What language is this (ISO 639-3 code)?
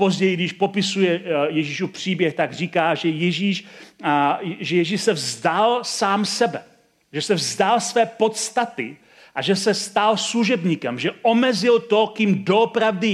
ces